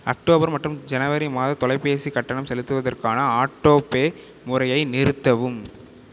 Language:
Tamil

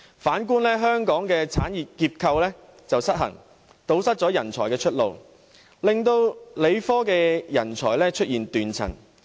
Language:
Cantonese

